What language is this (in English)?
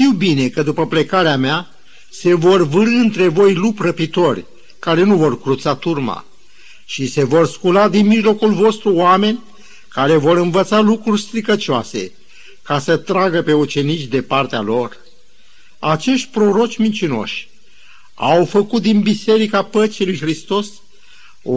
Romanian